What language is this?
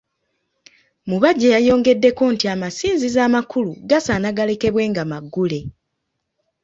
Ganda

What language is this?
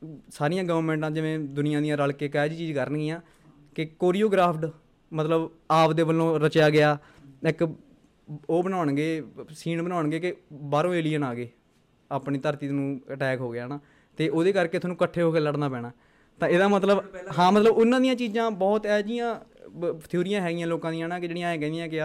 Punjabi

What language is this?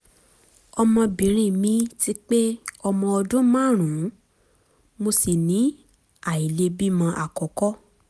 Yoruba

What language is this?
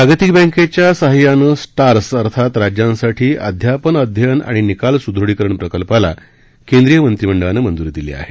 Marathi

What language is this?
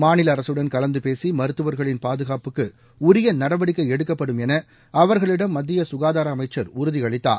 Tamil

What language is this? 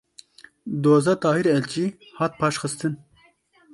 Kurdish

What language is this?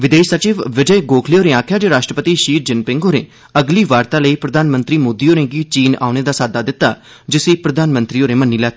Dogri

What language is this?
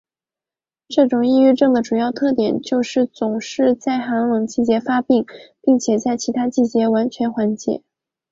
Chinese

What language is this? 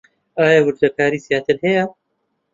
Central Kurdish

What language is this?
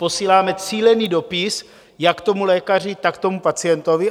Czech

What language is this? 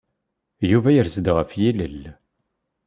Kabyle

